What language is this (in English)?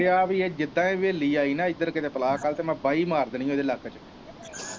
Punjabi